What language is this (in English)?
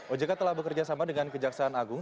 Indonesian